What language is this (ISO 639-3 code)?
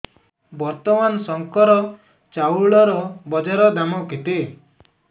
ori